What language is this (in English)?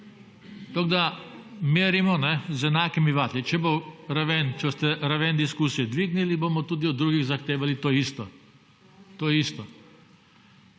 Slovenian